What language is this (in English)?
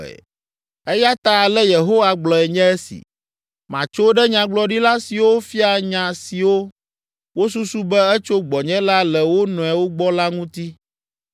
Ewe